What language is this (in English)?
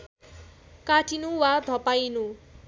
Nepali